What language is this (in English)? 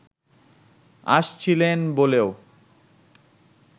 Bangla